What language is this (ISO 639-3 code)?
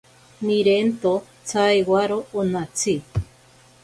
prq